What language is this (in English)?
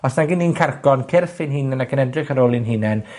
Welsh